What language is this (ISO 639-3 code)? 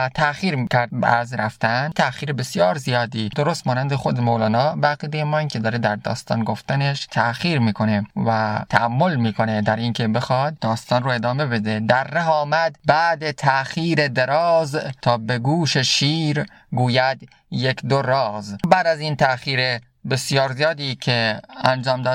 fas